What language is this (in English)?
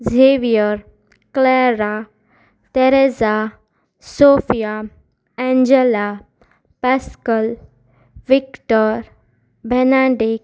Konkani